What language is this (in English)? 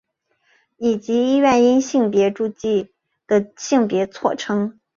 Chinese